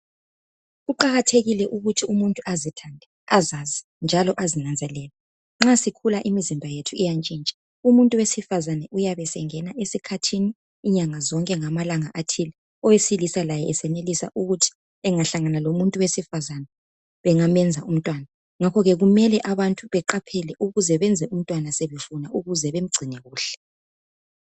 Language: North Ndebele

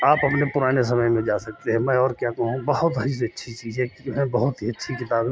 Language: Hindi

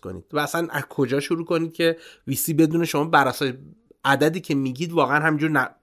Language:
Persian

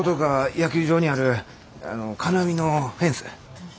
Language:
Japanese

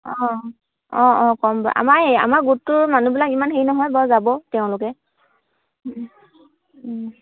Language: Assamese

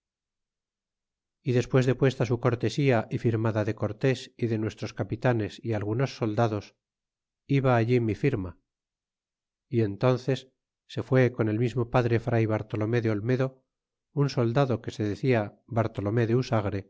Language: Spanish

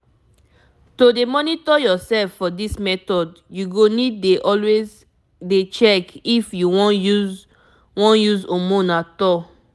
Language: Nigerian Pidgin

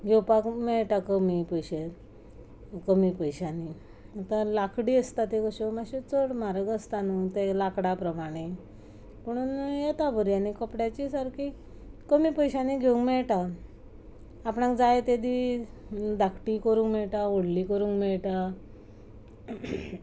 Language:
Konkani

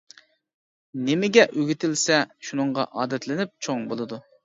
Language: Uyghur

